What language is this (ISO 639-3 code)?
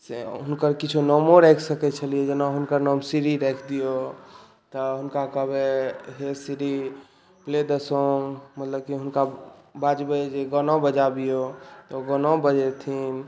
mai